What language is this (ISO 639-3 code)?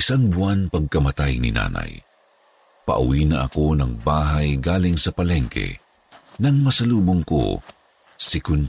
fil